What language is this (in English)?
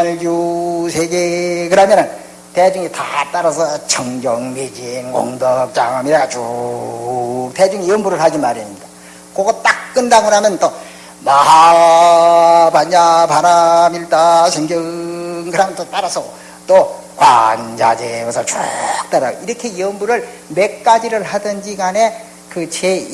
Korean